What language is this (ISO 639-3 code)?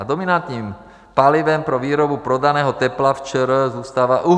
ces